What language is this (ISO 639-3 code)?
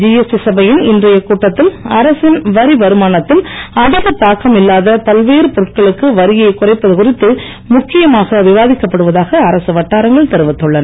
tam